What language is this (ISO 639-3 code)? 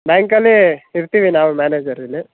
kan